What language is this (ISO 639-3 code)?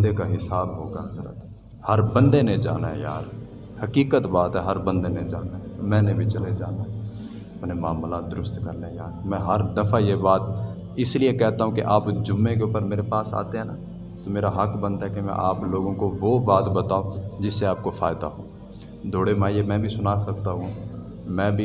urd